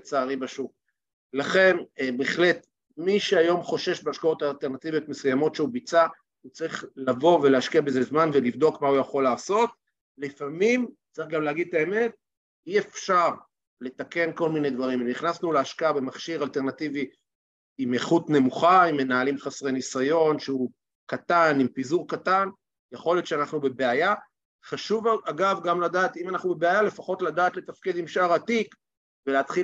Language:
Hebrew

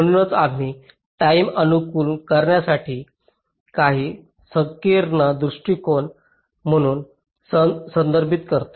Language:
Marathi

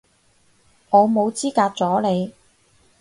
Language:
Cantonese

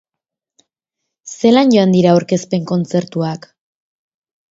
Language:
Basque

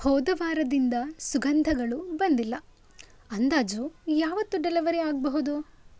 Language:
Kannada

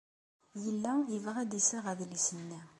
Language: Kabyle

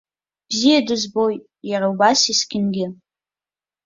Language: Abkhazian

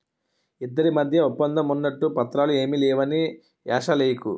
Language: Telugu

